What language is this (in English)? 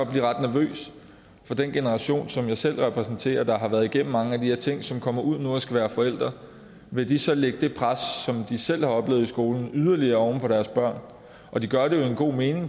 Danish